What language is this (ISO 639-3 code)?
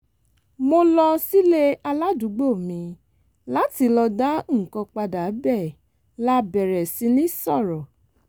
yor